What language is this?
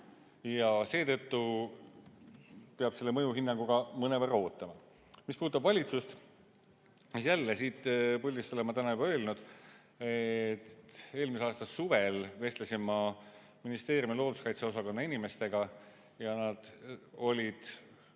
Estonian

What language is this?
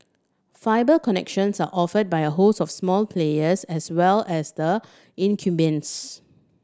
English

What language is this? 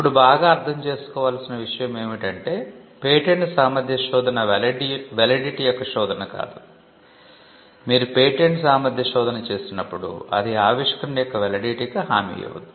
Telugu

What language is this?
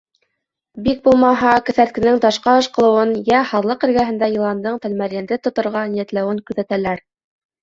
Bashkir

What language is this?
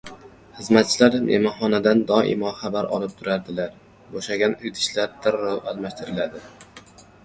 Uzbek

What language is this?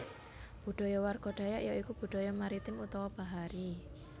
Javanese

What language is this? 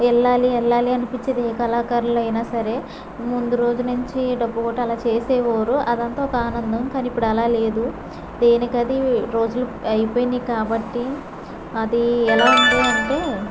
Telugu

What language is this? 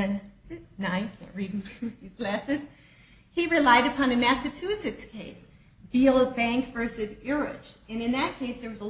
English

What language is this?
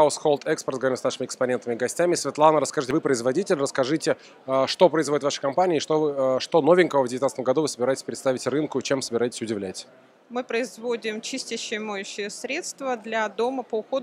Russian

